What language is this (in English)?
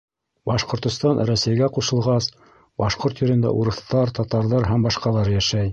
Bashkir